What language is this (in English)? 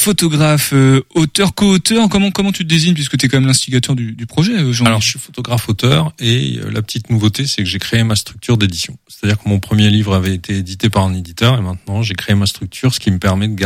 French